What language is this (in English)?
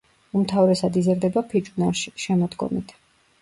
Georgian